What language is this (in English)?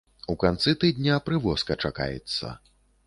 Belarusian